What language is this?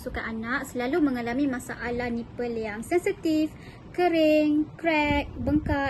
Malay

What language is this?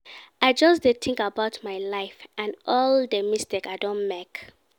Nigerian Pidgin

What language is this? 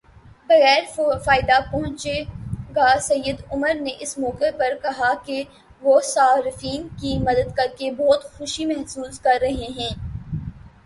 Urdu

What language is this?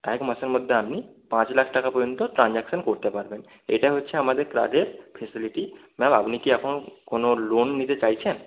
Bangla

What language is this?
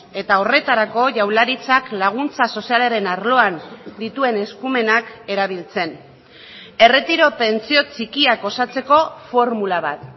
Basque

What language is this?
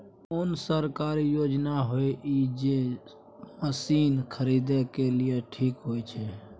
Maithili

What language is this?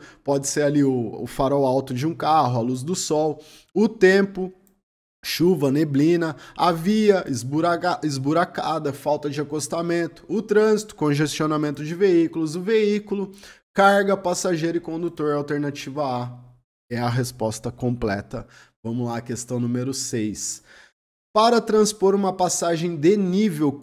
Portuguese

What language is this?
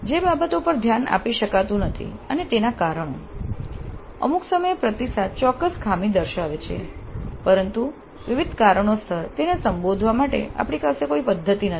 Gujarati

